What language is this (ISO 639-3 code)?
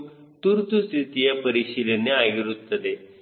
kan